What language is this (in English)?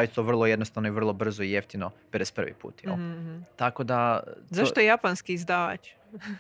Croatian